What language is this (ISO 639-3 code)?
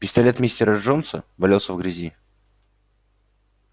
rus